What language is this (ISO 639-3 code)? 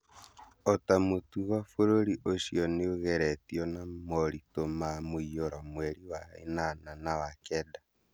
kik